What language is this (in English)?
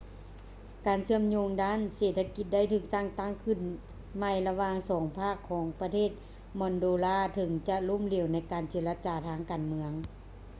Lao